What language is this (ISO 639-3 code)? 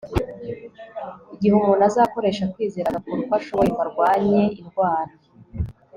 kin